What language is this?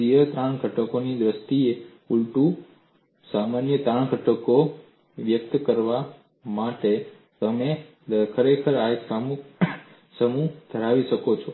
Gujarati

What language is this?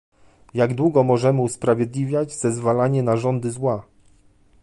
Polish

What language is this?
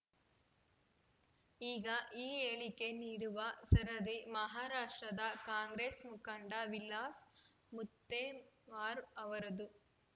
Kannada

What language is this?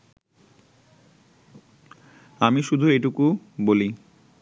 Bangla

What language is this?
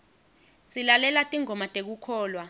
Swati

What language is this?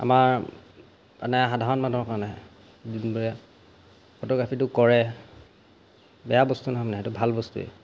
Assamese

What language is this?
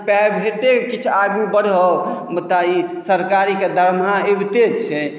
Maithili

